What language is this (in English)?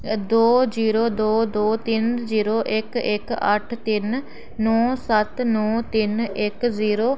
Dogri